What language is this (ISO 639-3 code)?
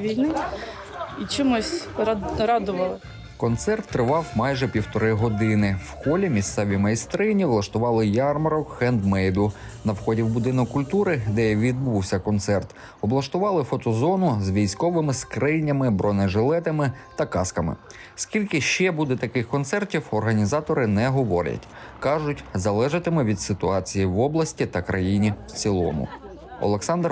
ukr